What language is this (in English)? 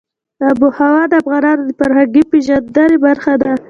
Pashto